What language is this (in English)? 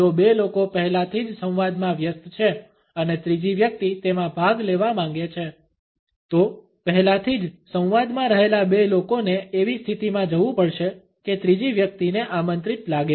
Gujarati